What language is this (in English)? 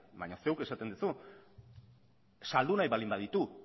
Basque